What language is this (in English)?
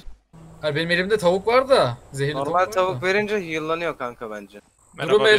Turkish